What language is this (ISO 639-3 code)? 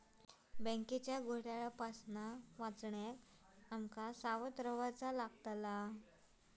mar